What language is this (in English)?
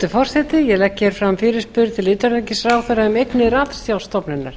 Icelandic